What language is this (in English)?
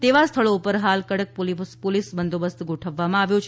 Gujarati